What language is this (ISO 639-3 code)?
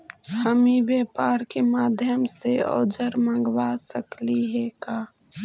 mag